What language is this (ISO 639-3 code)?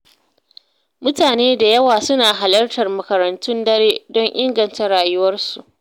hau